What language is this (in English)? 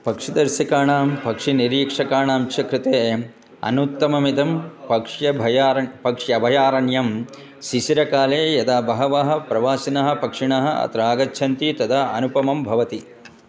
Sanskrit